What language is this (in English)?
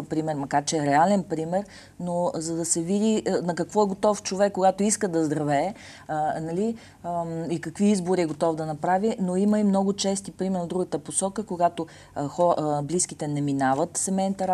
Bulgarian